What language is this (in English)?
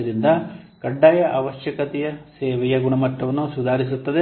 Kannada